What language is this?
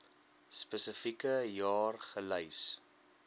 Afrikaans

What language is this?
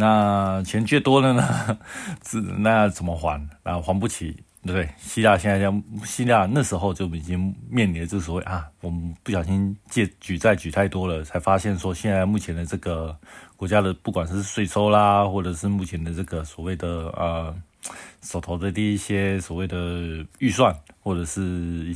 Chinese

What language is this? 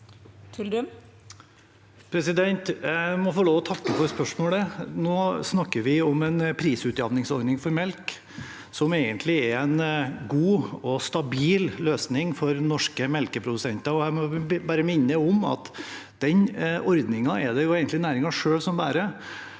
Norwegian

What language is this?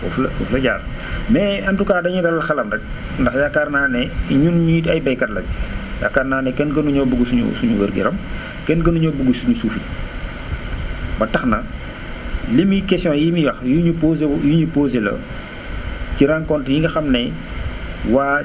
Wolof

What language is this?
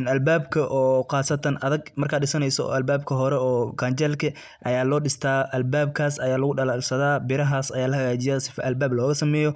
Somali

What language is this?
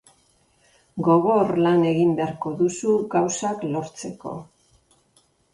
Basque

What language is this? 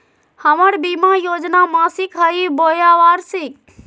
Magahi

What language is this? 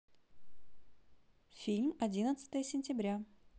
Russian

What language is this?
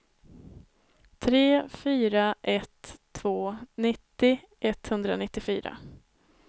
Swedish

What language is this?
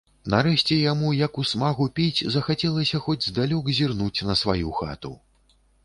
Belarusian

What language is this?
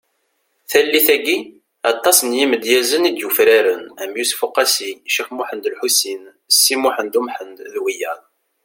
Kabyle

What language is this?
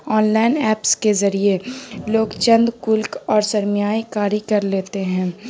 Urdu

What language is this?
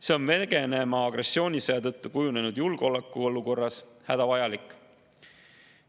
Estonian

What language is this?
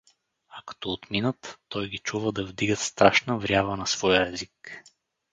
Bulgarian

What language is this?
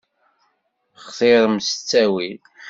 Kabyle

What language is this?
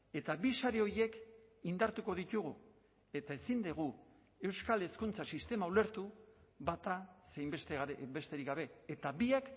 Basque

